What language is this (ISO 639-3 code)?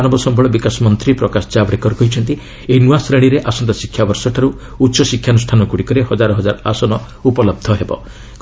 ori